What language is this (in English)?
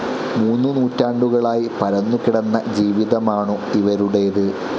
Malayalam